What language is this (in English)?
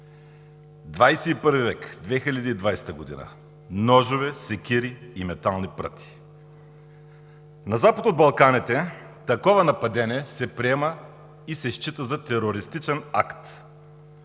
Bulgarian